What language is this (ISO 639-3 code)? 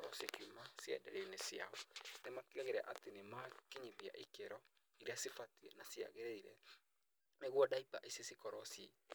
kik